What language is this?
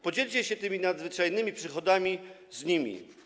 Polish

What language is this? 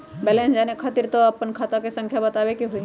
Magahi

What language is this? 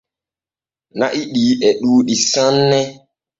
Borgu Fulfulde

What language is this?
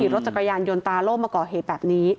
Thai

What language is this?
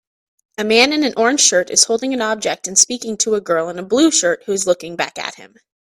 English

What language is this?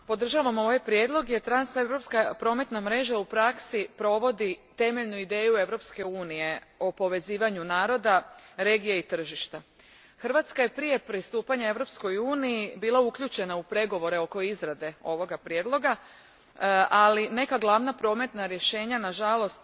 Croatian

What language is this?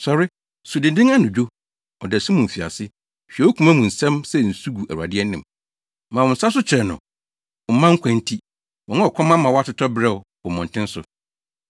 Akan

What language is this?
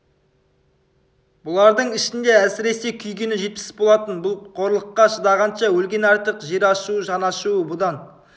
Kazakh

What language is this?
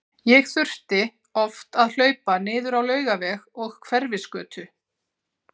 Icelandic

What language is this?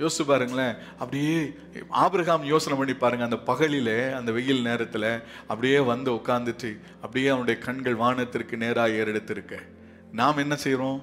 Tamil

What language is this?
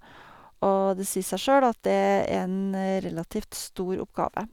Norwegian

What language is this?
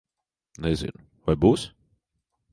Latvian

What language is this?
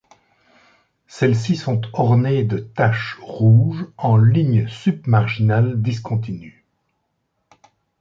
French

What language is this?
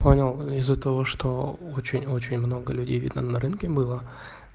Russian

